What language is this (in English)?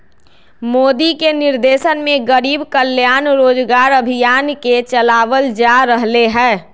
Magahi